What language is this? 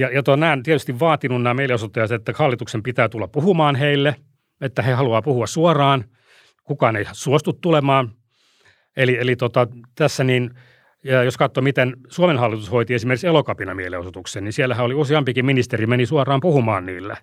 Finnish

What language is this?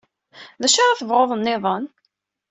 Kabyle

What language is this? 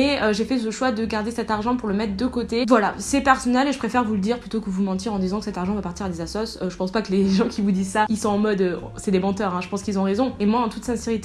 French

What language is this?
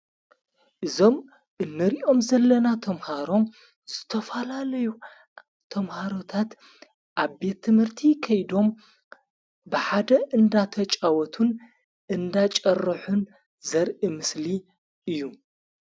Tigrinya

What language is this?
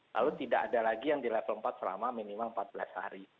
Indonesian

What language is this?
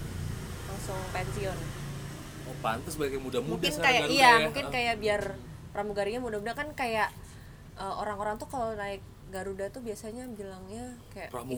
Indonesian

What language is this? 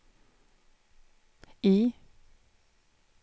Swedish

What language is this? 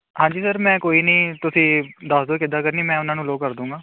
Punjabi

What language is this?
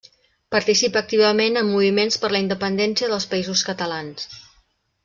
Catalan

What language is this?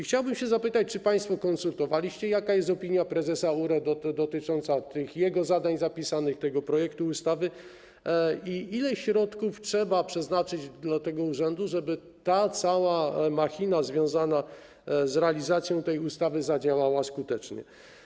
Polish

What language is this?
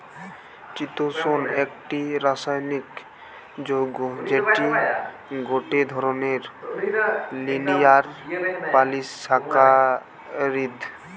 Bangla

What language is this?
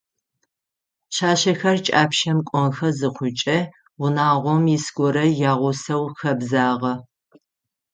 Adyghe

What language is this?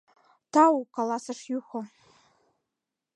Mari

